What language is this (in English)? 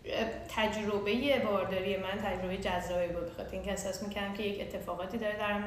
Persian